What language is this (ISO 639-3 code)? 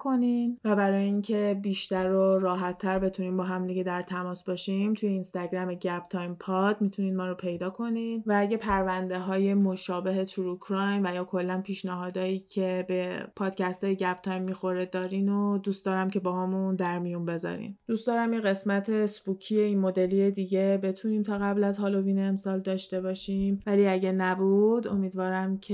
fas